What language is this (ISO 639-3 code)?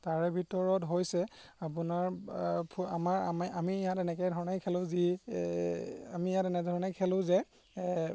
asm